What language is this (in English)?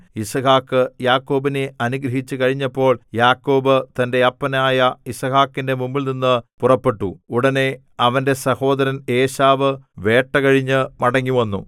Malayalam